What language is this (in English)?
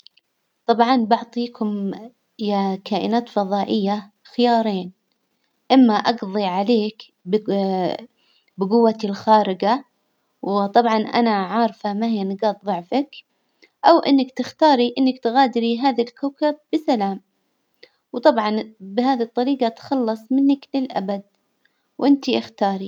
Hijazi Arabic